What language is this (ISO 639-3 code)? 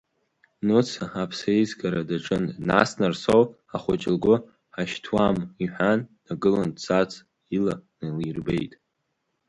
abk